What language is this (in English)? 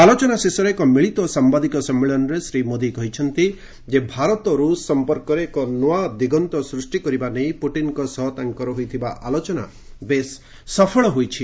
Odia